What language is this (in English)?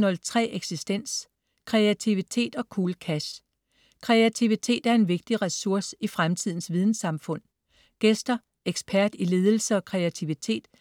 Danish